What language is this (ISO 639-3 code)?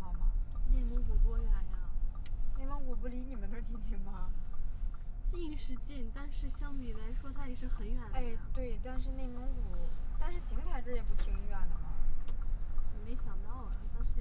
zho